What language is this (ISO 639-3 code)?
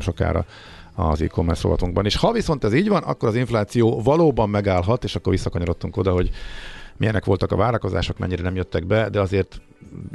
hun